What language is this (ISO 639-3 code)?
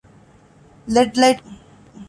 div